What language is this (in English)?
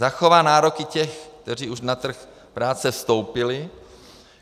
Czech